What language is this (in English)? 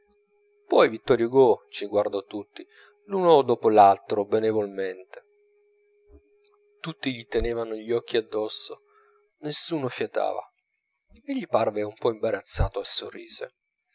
Italian